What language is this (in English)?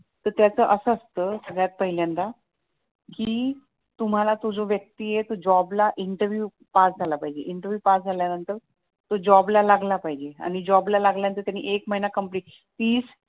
Marathi